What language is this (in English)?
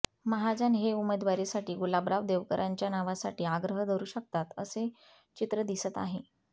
Marathi